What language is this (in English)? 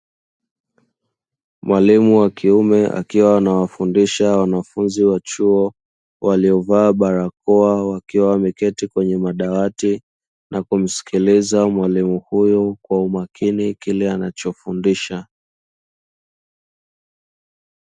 Swahili